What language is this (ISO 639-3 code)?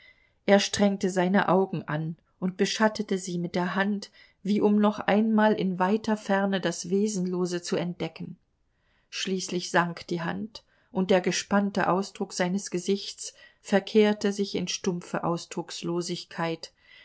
deu